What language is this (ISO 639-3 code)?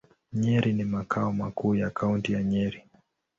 swa